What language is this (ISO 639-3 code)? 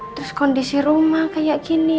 ind